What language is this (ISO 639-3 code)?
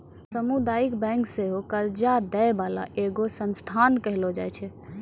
mai